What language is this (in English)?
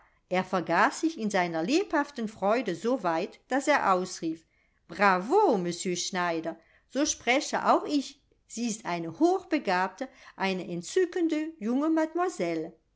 German